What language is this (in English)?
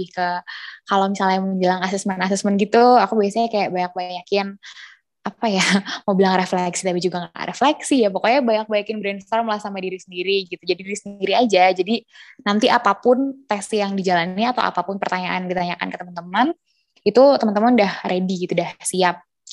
Indonesian